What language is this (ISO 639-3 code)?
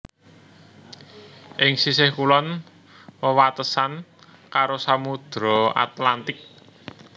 jav